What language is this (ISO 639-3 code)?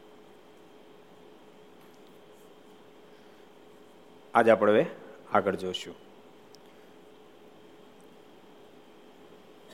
guj